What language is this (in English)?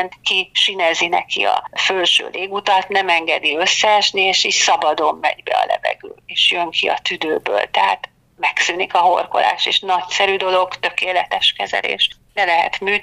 Hungarian